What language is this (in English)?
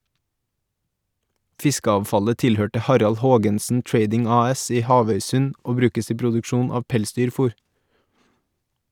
Norwegian